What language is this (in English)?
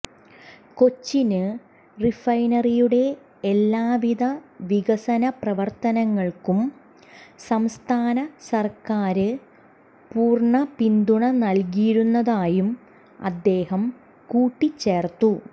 Malayalam